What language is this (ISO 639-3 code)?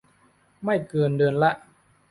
tha